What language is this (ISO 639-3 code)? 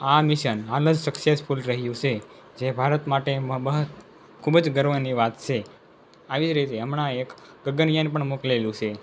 guj